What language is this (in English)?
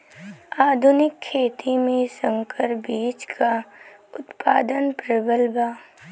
Bhojpuri